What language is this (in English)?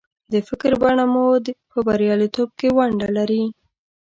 Pashto